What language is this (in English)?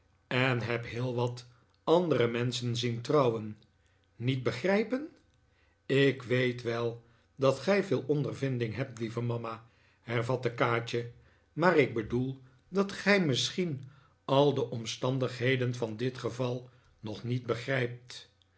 Dutch